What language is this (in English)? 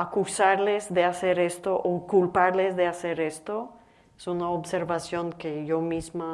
Spanish